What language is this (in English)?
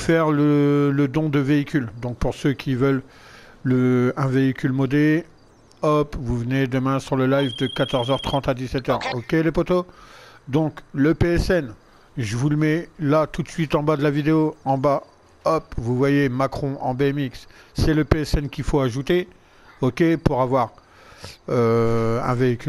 French